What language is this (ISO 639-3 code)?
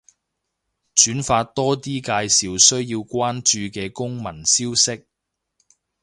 yue